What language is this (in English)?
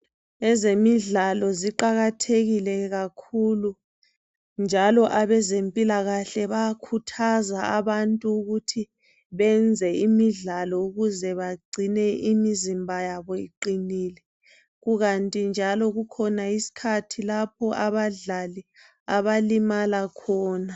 North Ndebele